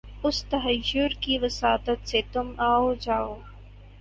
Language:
Urdu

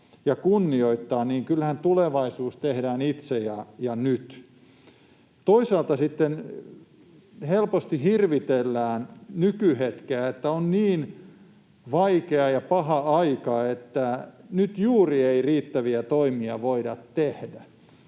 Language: Finnish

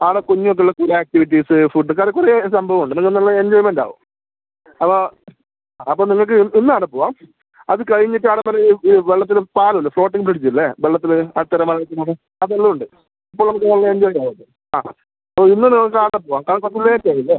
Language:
Malayalam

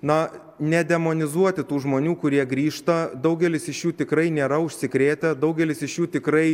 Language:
Lithuanian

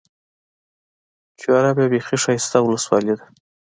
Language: Pashto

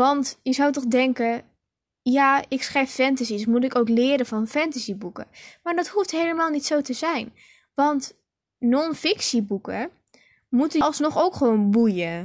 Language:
Dutch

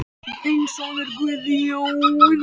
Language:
Icelandic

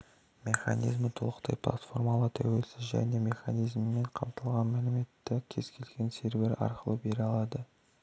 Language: Kazakh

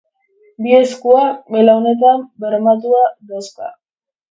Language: Basque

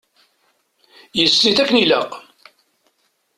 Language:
Kabyle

